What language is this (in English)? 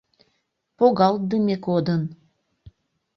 Mari